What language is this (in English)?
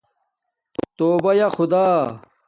Domaaki